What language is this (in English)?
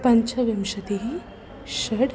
Sanskrit